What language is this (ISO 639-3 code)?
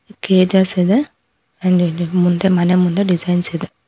kan